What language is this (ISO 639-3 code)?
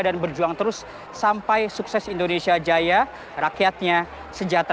ind